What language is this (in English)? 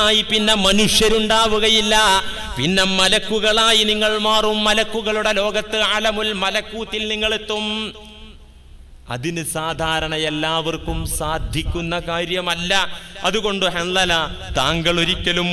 Arabic